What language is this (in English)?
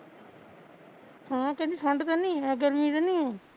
Punjabi